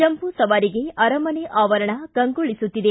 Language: Kannada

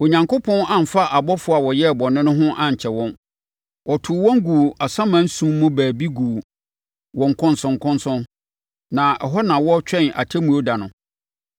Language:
Akan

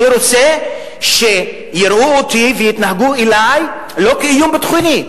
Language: Hebrew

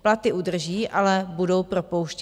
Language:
Czech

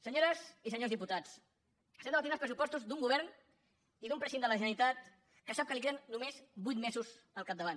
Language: Catalan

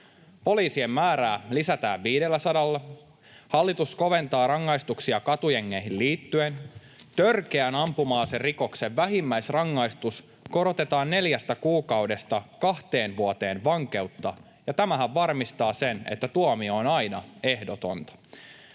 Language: Finnish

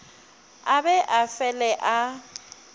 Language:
Northern Sotho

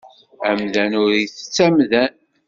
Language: Kabyle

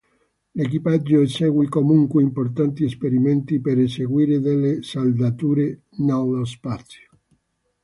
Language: Italian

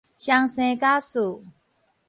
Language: Min Nan Chinese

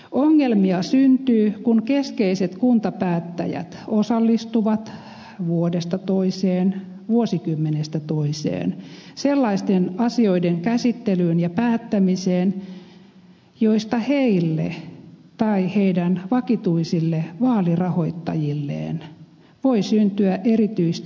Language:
Finnish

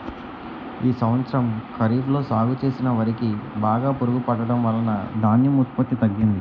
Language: Telugu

